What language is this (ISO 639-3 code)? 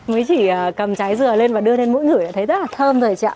vie